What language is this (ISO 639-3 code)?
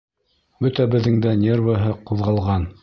bak